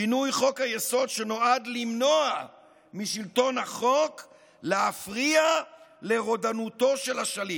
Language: Hebrew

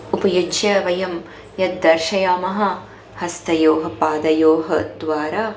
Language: Sanskrit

